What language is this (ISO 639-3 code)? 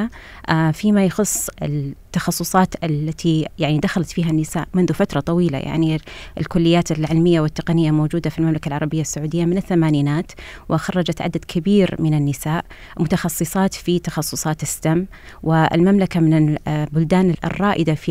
ara